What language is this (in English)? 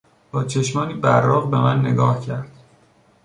Persian